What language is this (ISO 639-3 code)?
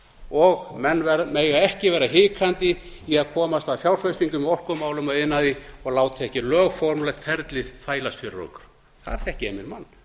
isl